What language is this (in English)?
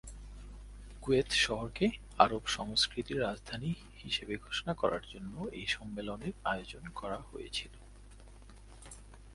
Bangla